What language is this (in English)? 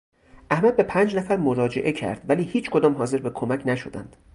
Persian